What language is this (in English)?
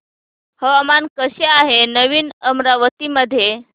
Marathi